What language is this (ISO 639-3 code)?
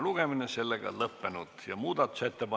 est